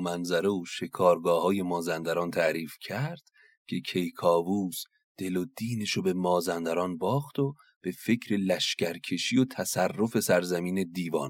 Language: Persian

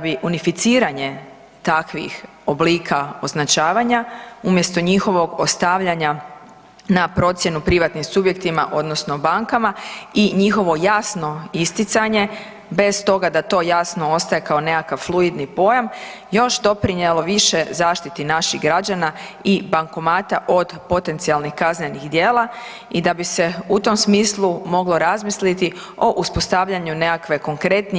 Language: Croatian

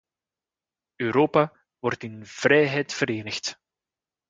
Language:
Dutch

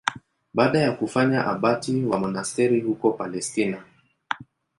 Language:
Swahili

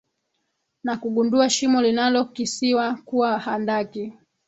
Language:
Swahili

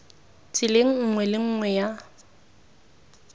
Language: Tswana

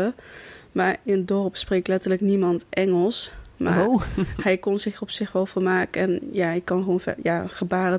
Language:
Dutch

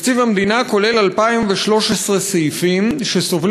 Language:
Hebrew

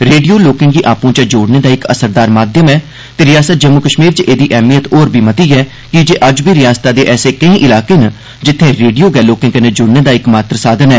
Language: Dogri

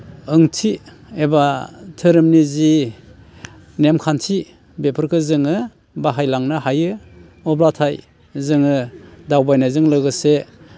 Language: Bodo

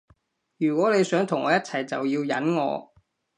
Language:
Cantonese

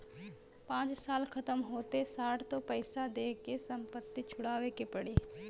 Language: Bhojpuri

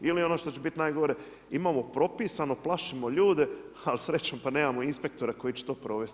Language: Croatian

